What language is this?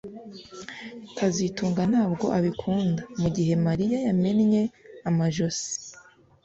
Kinyarwanda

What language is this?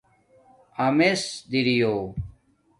Domaaki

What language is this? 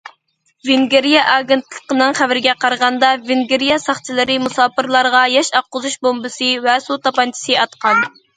Uyghur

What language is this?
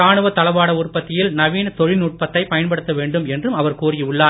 Tamil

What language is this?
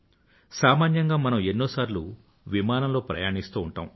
Telugu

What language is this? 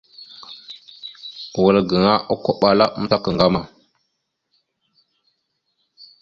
Mada (Cameroon)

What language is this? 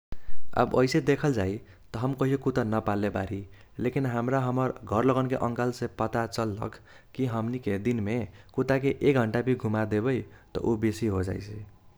Kochila Tharu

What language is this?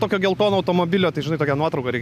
Lithuanian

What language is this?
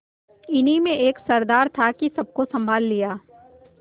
Hindi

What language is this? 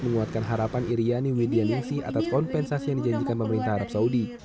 Indonesian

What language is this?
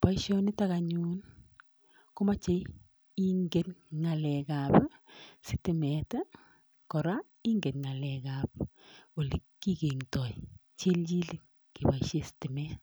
Kalenjin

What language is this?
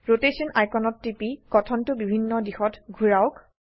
Assamese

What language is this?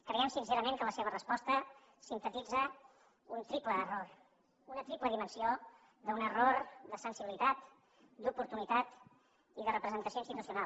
Catalan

